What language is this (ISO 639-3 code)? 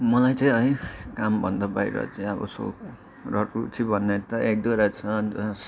nep